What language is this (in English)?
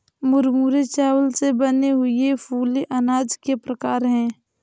Hindi